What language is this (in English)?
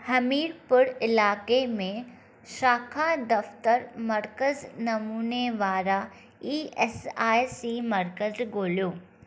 Sindhi